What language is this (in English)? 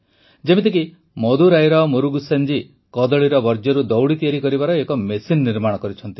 Odia